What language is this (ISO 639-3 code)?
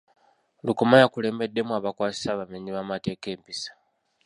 lug